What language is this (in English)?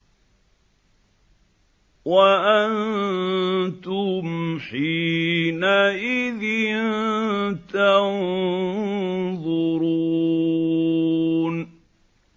Arabic